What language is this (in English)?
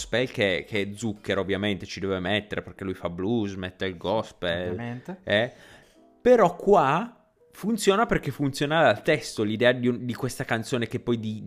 Italian